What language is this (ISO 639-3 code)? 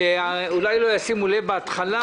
heb